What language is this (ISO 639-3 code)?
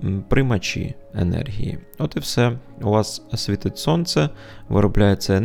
ukr